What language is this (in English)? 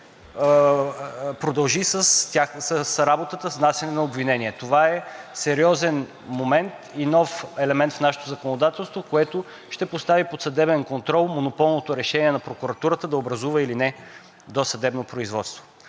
Bulgarian